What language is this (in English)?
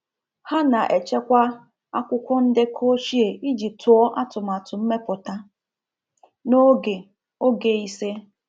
Igbo